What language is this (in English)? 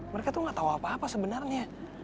Indonesian